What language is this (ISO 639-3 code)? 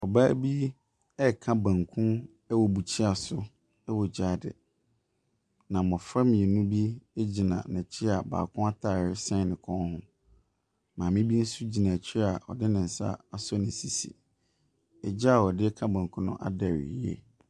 aka